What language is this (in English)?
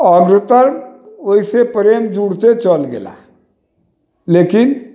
Maithili